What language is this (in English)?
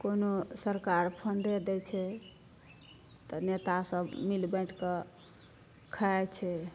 Maithili